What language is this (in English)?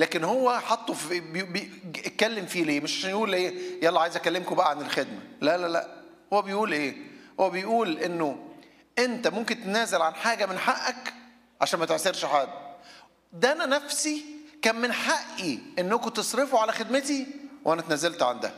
Arabic